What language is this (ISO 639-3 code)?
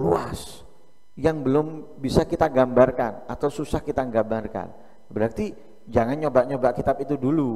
ind